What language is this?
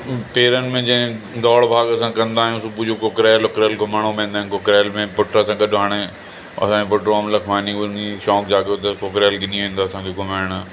Sindhi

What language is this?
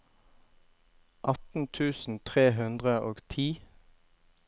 Norwegian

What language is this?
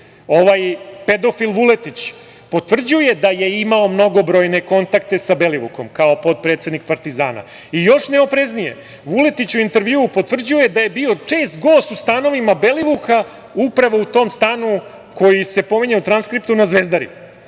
Serbian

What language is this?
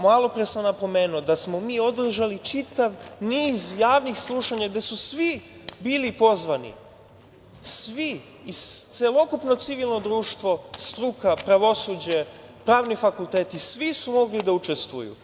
Serbian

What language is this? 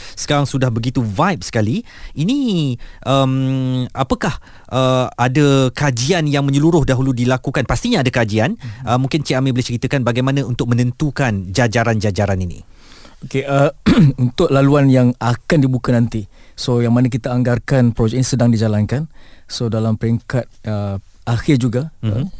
Malay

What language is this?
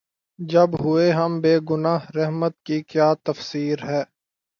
Urdu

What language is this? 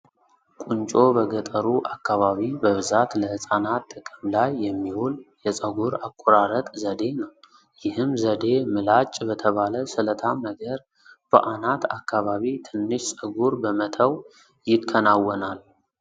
Amharic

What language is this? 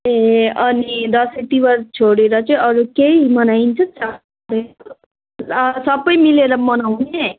Nepali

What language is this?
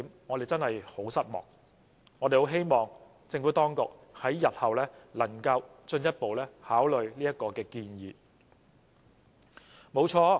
Cantonese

